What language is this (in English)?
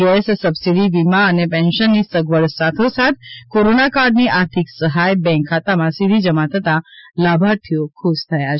Gujarati